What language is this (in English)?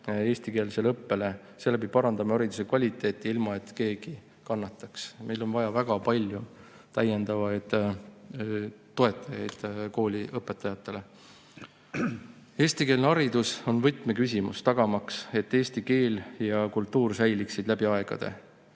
Estonian